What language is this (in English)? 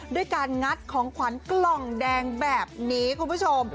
Thai